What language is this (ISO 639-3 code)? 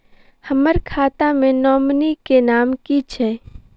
mai